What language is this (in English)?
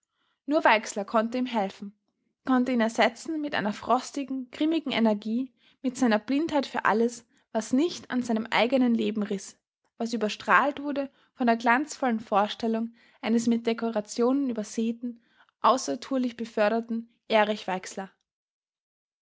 German